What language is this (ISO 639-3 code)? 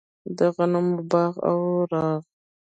pus